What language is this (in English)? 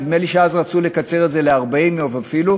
Hebrew